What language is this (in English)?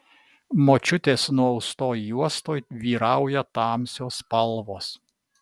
Lithuanian